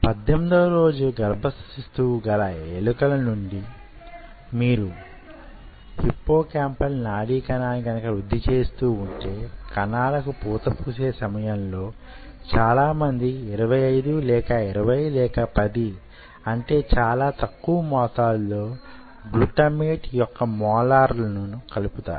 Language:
Telugu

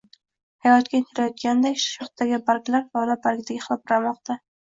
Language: Uzbek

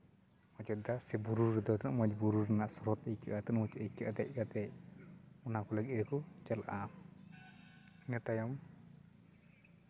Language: Santali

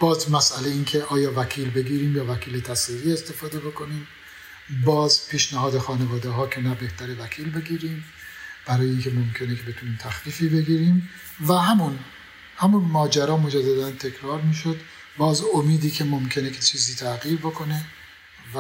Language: Persian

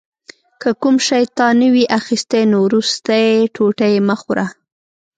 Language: Pashto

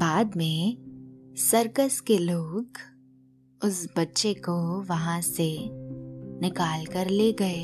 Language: Hindi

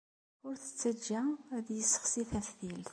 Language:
Kabyle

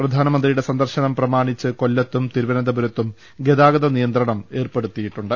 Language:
Malayalam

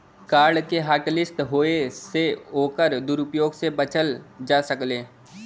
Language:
Bhojpuri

